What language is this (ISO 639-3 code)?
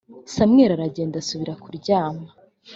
kin